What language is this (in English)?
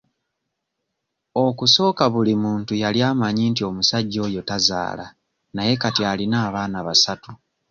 Ganda